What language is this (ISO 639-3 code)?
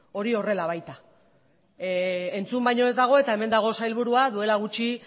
eus